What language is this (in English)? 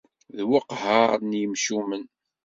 Kabyle